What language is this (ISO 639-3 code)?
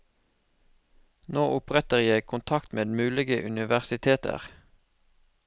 nor